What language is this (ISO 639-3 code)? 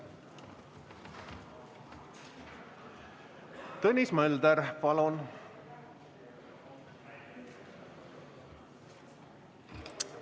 est